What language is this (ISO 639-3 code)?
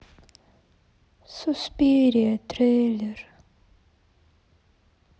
rus